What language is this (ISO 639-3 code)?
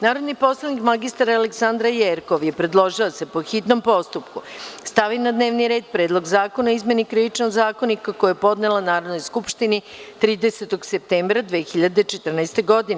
srp